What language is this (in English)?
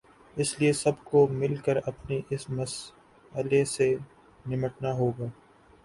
Urdu